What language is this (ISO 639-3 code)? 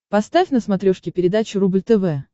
rus